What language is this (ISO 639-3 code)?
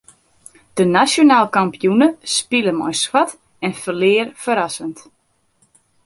fry